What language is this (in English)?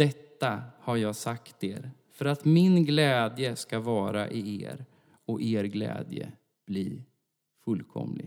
Swedish